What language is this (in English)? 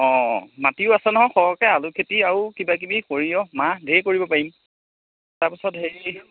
Assamese